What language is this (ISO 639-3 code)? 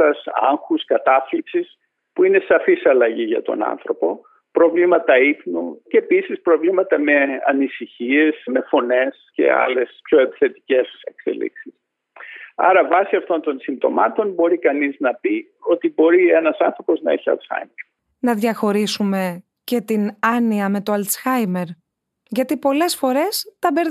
ell